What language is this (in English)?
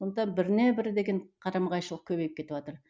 Kazakh